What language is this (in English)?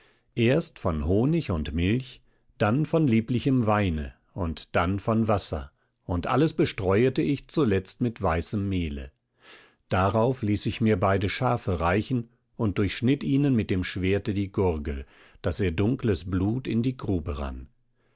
German